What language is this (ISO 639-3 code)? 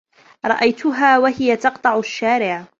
ara